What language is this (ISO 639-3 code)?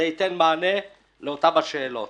heb